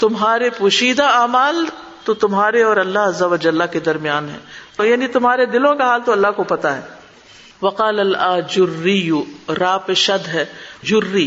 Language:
Urdu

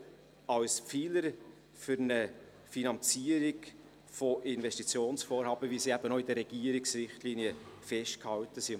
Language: Swiss German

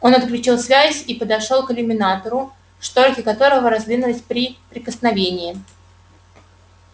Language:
Russian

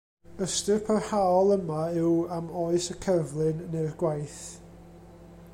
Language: Welsh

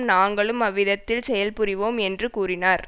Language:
Tamil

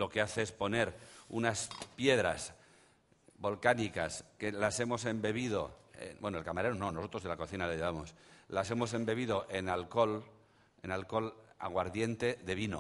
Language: Spanish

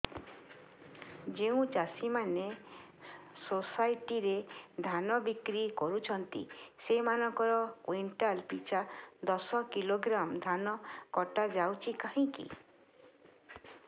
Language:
Odia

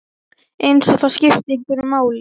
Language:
Icelandic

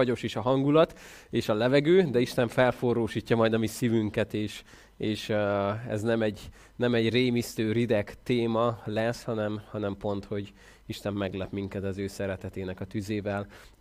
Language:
Hungarian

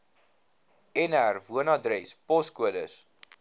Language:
Afrikaans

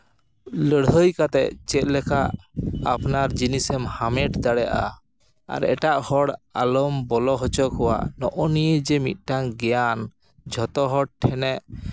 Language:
Santali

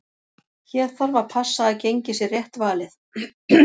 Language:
Icelandic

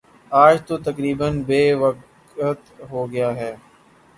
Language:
Urdu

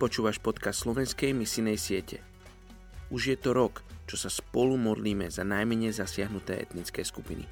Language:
Slovak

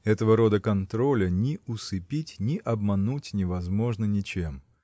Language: Russian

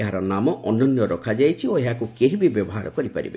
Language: Odia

